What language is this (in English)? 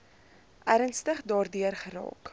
Afrikaans